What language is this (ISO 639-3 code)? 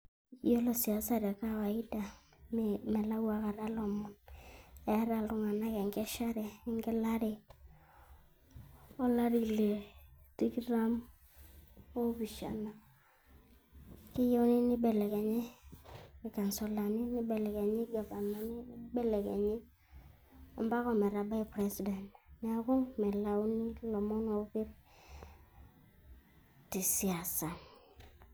mas